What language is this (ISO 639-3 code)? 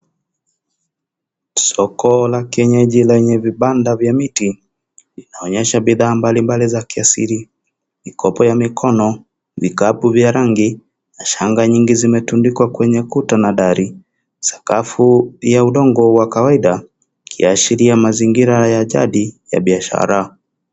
swa